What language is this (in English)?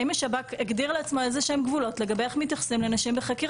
Hebrew